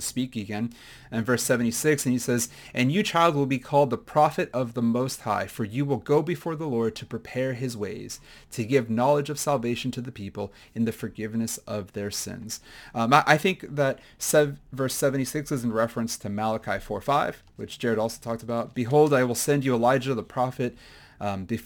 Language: English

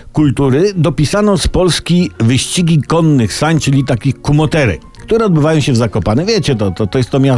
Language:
Polish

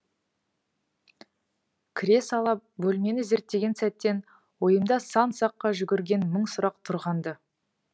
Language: Kazakh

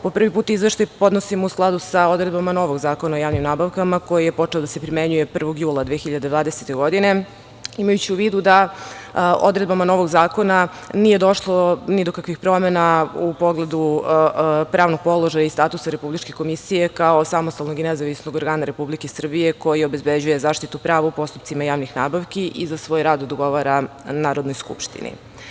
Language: Serbian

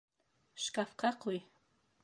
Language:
Bashkir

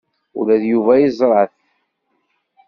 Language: Kabyle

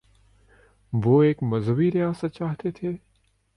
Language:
Urdu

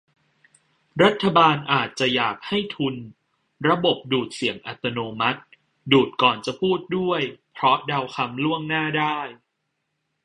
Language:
Thai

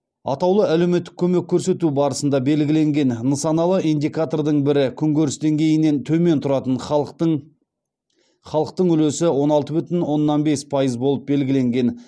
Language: Kazakh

